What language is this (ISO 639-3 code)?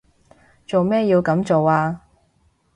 yue